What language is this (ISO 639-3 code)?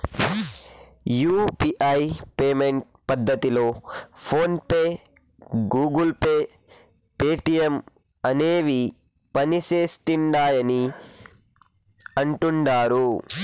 tel